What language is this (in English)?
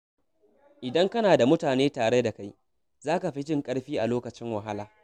Hausa